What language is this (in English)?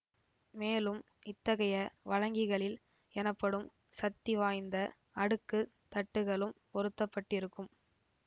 Tamil